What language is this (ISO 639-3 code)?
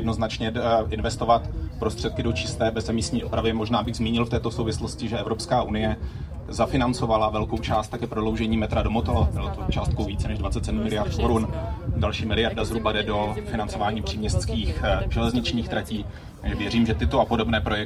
ces